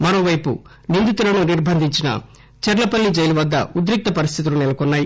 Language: Telugu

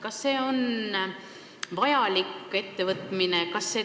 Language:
Estonian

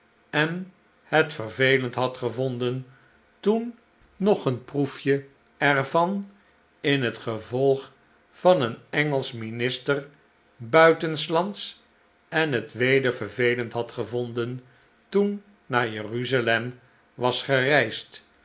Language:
Dutch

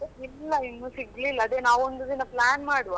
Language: Kannada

